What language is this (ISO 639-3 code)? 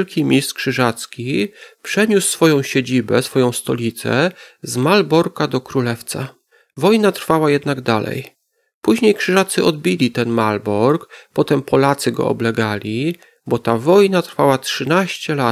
pol